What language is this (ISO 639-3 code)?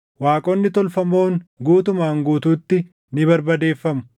orm